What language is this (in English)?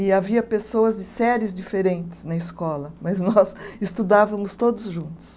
Portuguese